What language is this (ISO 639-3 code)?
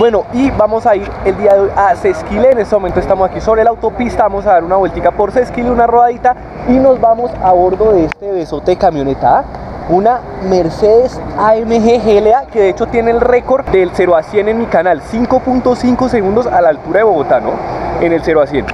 spa